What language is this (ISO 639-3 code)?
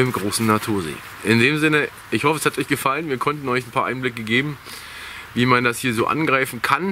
deu